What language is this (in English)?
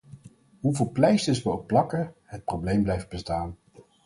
Dutch